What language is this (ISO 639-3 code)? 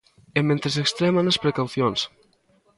glg